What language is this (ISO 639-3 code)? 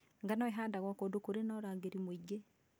kik